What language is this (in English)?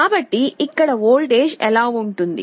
Telugu